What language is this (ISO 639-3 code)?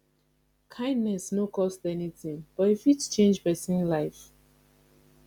pcm